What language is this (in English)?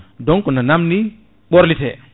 Fula